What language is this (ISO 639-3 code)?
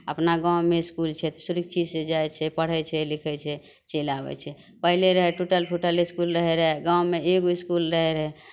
mai